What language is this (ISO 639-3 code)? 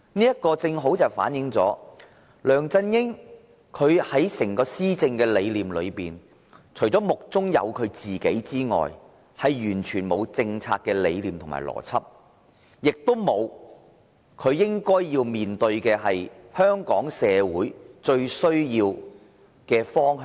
yue